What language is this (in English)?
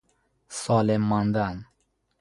Persian